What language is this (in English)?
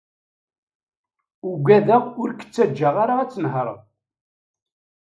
Kabyle